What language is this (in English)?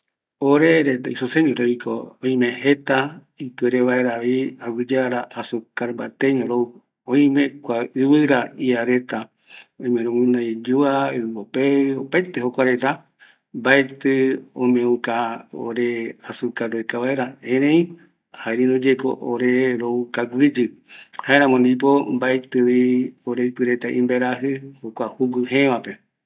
Eastern Bolivian Guaraní